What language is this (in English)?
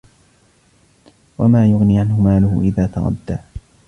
Arabic